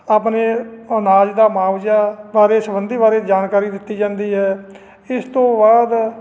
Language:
Punjabi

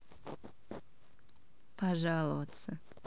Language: Russian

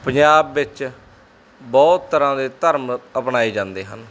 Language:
Punjabi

